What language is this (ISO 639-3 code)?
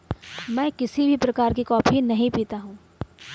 hin